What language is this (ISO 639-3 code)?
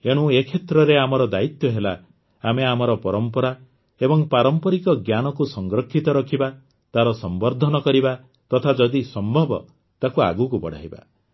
ori